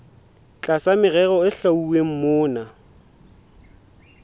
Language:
Southern Sotho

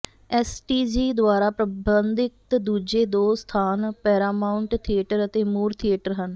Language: Punjabi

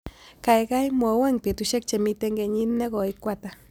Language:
Kalenjin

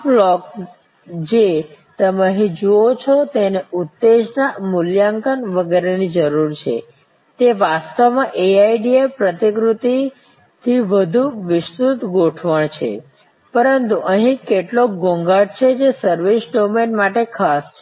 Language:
Gujarati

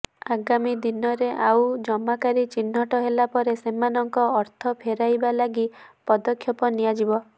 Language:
Odia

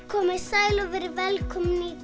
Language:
Icelandic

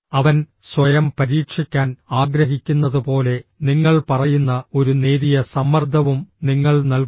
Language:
Malayalam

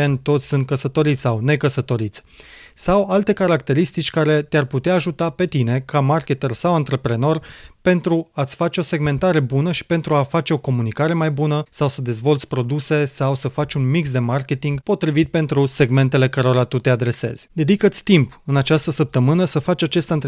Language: Romanian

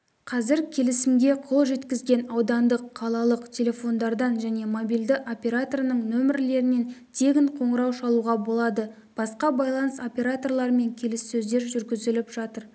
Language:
Kazakh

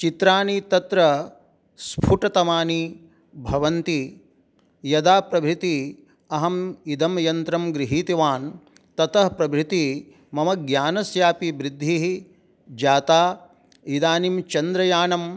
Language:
Sanskrit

